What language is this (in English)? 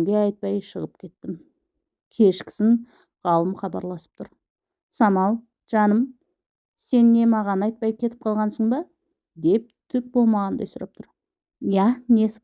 Turkish